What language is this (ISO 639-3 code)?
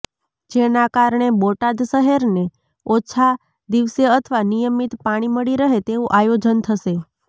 guj